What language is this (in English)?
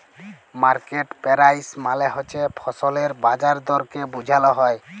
Bangla